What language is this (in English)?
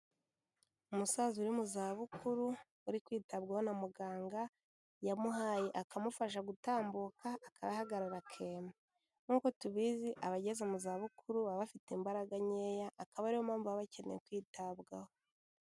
Kinyarwanda